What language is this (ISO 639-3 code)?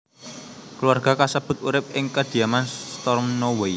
jav